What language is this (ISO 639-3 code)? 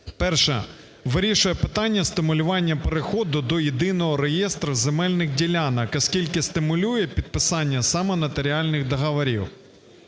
ukr